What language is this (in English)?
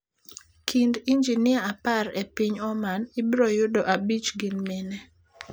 Luo (Kenya and Tanzania)